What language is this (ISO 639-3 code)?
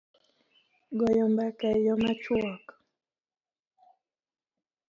luo